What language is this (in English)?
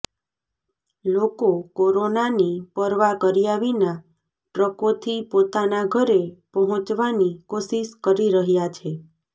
Gujarati